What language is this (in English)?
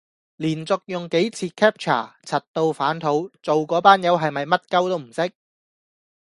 Cantonese